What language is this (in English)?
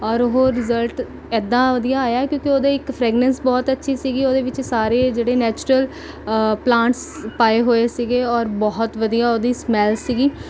Punjabi